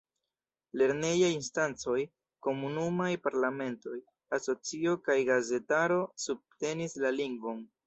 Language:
Esperanto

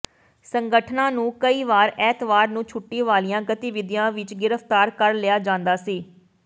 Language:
Punjabi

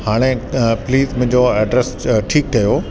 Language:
Sindhi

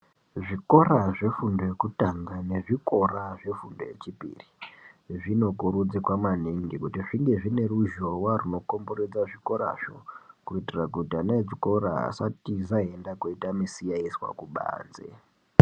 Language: Ndau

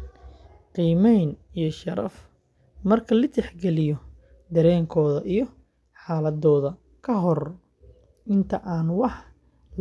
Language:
Somali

